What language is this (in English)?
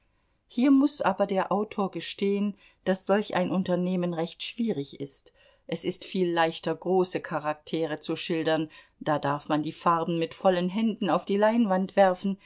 German